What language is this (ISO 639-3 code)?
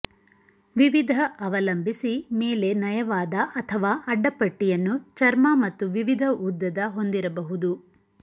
kan